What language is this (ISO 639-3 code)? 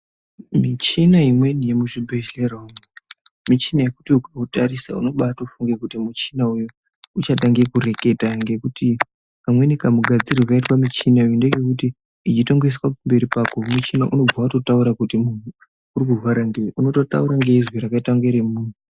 ndc